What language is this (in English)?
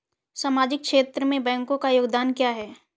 Hindi